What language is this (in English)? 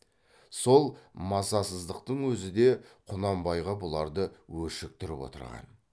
Kazakh